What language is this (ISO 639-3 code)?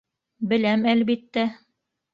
bak